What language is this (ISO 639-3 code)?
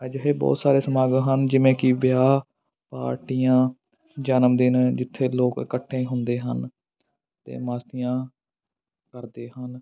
pan